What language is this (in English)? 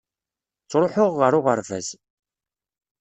Kabyle